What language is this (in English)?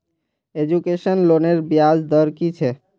Magahi